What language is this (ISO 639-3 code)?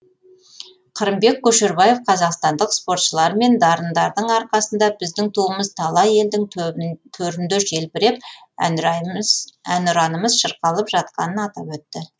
kaz